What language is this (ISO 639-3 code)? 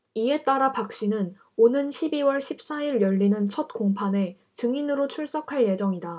kor